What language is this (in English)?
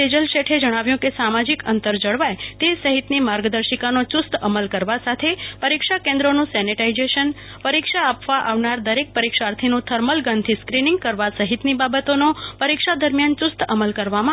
Gujarati